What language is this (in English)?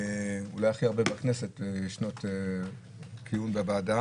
Hebrew